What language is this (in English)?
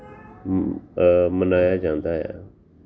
Punjabi